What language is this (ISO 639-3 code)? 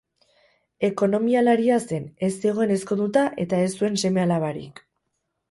eus